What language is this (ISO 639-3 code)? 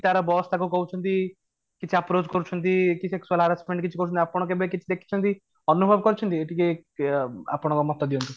ori